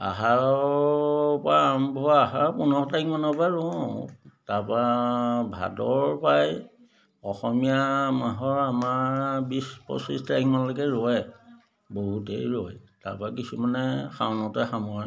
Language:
Assamese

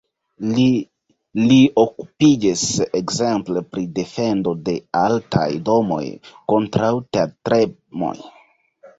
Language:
Esperanto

